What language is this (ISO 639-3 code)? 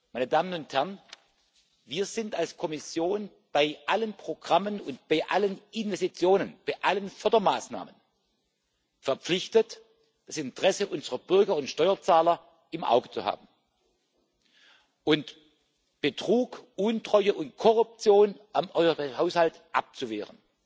deu